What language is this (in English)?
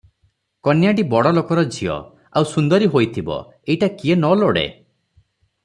Odia